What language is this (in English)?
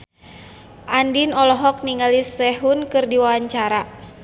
Sundanese